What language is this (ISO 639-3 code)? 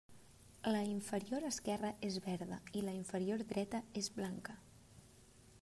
cat